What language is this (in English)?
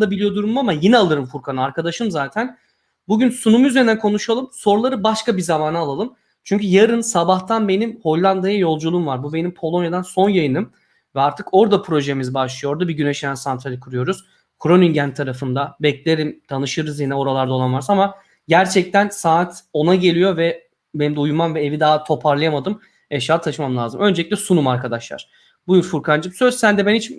Turkish